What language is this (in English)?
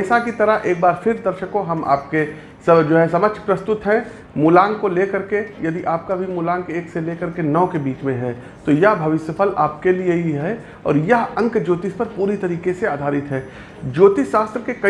Hindi